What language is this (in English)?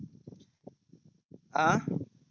Marathi